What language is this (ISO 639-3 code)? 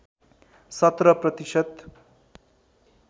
nep